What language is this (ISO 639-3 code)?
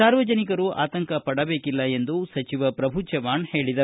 kan